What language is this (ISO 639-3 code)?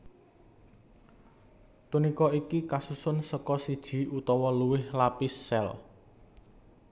jav